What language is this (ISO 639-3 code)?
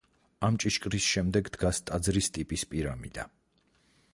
kat